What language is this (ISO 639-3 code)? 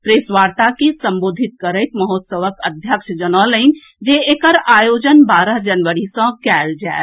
mai